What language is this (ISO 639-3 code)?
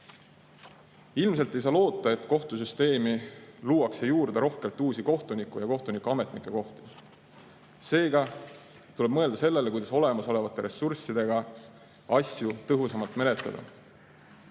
est